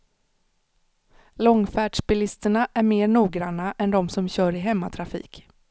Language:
Swedish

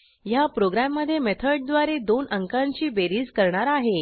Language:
Marathi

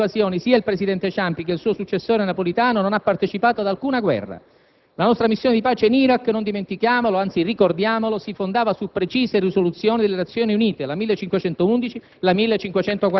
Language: Italian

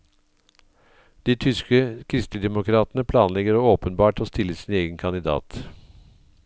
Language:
Norwegian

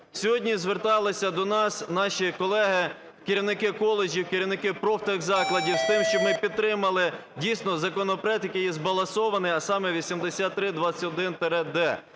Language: Ukrainian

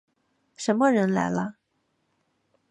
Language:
Chinese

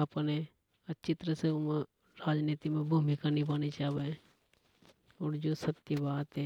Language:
Hadothi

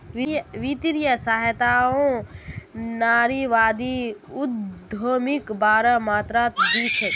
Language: Magahi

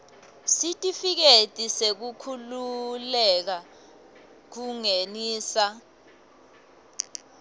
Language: Swati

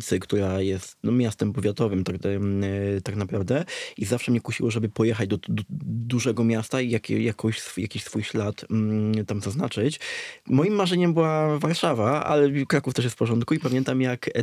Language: Polish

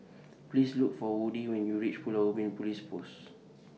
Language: English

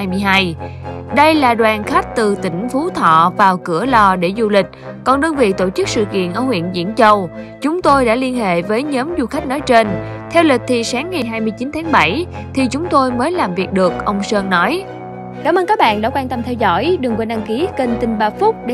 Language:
Vietnamese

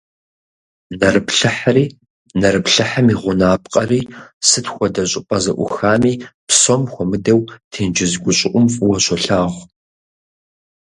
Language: Kabardian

